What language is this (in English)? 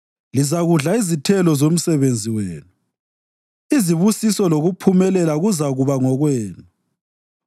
North Ndebele